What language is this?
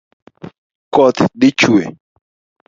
Luo (Kenya and Tanzania)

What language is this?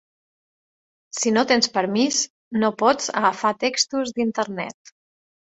Catalan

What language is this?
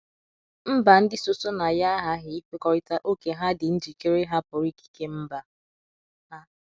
Igbo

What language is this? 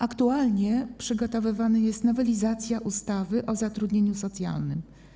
Polish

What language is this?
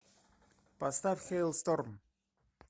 Russian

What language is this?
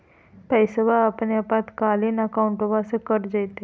Magahi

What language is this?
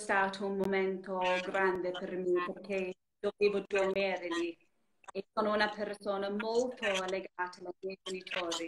Italian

